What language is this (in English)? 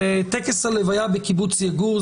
Hebrew